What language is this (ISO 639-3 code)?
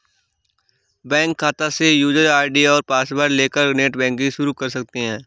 hin